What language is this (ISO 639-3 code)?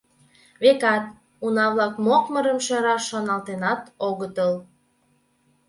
chm